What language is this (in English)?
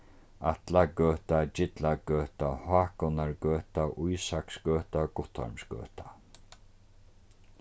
Faroese